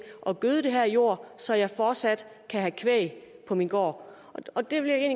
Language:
Danish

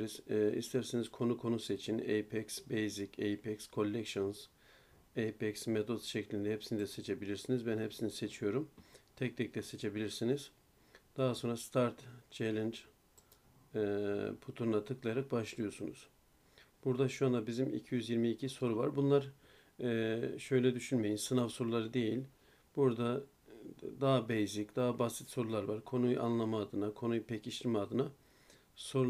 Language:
Turkish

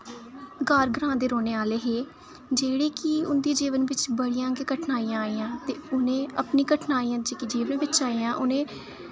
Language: Dogri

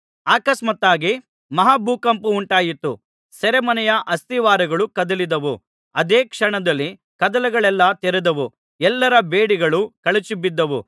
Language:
Kannada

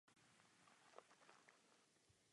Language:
Czech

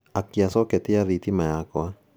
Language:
Kikuyu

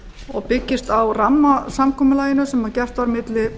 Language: Icelandic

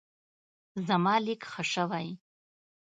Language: Pashto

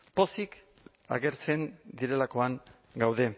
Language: Basque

